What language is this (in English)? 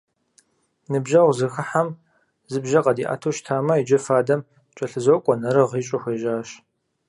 Kabardian